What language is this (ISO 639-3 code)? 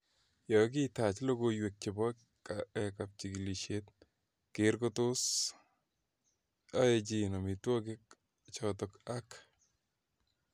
kln